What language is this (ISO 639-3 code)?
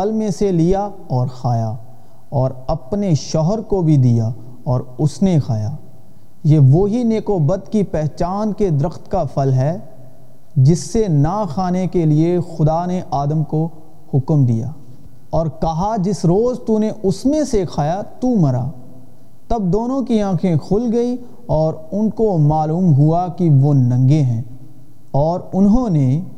urd